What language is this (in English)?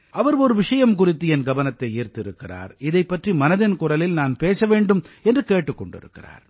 Tamil